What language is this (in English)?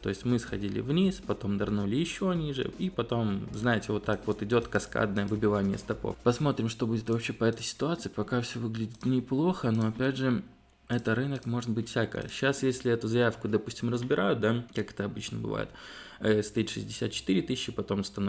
Russian